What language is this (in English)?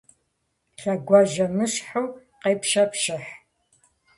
Kabardian